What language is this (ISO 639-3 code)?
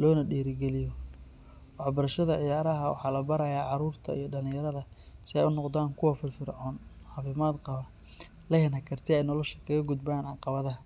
som